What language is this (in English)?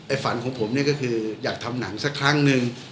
Thai